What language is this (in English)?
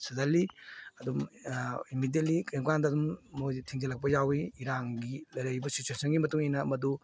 Manipuri